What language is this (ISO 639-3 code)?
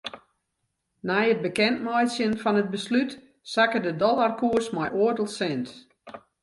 fry